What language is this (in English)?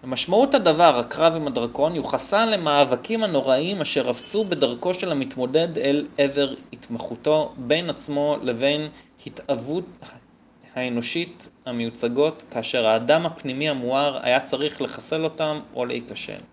Hebrew